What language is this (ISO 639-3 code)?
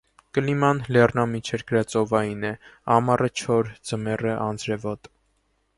hye